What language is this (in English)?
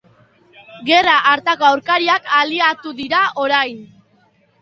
Basque